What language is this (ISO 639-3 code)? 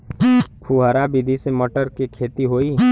bho